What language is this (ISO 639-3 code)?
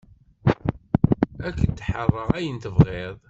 kab